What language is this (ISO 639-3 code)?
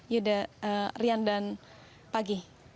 ind